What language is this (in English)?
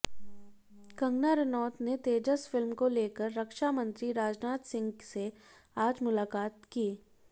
Hindi